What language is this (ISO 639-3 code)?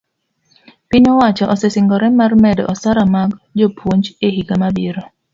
luo